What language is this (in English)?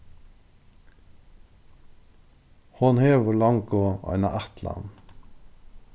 Faroese